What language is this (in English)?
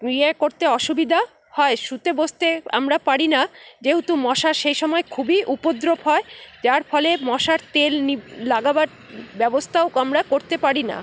Bangla